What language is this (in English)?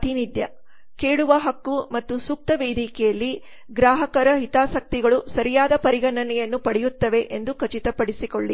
Kannada